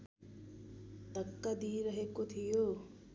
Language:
Nepali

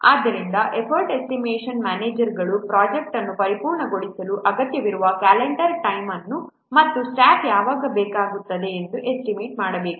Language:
Kannada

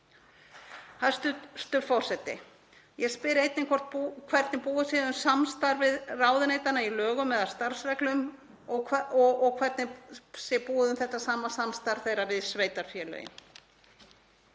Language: Icelandic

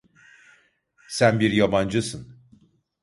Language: Turkish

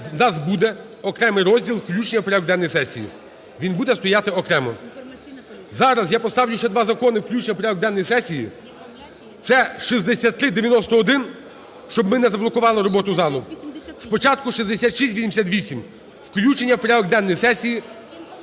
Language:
Ukrainian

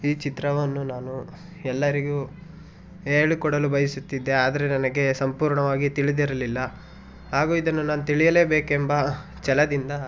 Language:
Kannada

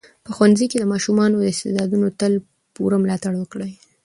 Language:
Pashto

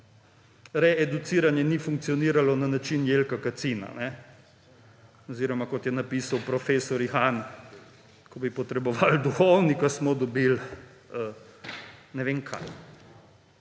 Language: Slovenian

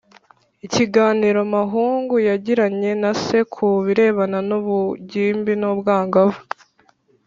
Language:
Kinyarwanda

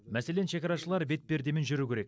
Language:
Kazakh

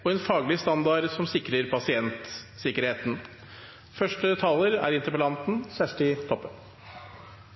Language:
Norwegian Nynorsk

